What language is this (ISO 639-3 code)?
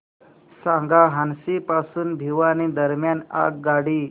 mar